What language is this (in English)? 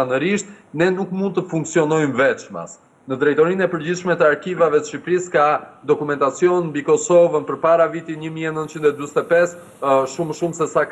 Romanian